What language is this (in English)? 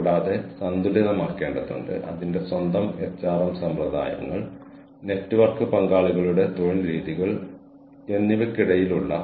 Malayalam